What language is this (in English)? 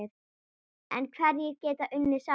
Icelandic